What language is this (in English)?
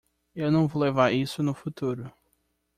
Portuguese